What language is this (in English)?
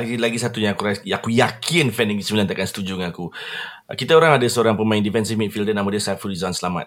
Malay